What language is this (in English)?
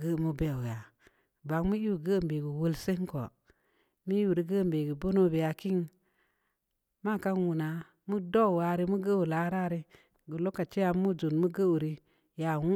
Samba Leko